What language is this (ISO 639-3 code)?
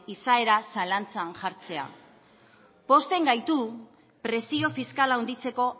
eus